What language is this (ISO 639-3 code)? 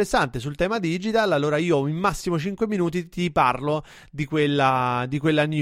ita